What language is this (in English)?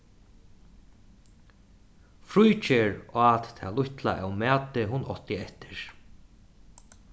Faroese